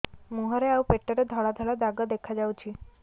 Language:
Odia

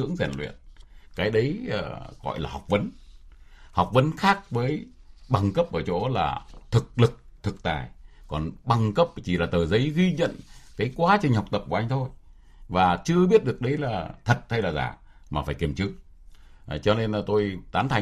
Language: Vietnamese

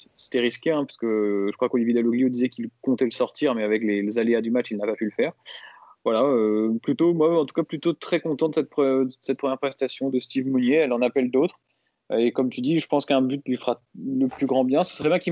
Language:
French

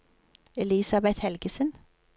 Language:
Norwegian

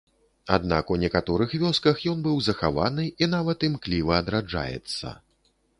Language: Belarusian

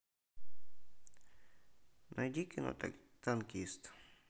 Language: Russian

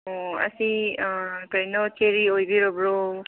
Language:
Manipuri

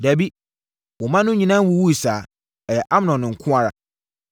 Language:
Akan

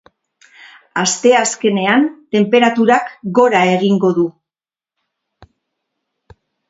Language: Basque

